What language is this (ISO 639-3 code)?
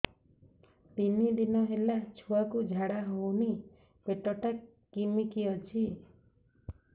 ori